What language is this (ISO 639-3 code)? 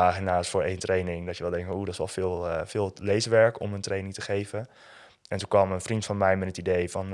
nld